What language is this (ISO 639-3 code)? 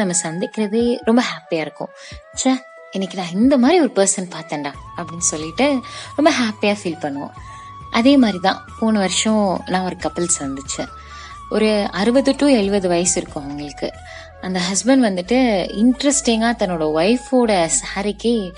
tam